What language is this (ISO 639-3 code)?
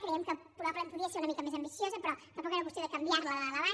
cat